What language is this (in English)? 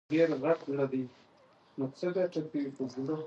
Pashto